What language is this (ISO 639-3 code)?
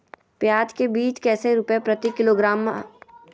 mag